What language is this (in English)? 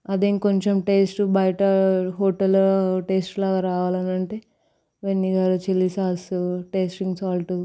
Telugu